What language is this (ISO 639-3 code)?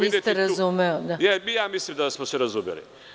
srp